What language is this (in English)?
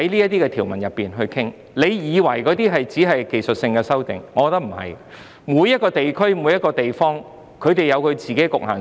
Cantonese